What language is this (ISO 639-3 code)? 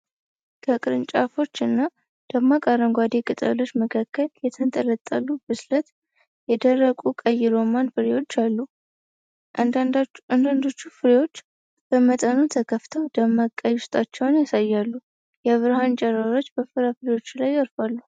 amh